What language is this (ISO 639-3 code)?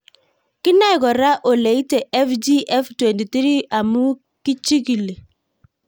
kln